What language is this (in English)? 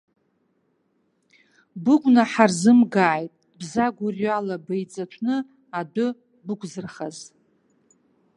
Abkhazian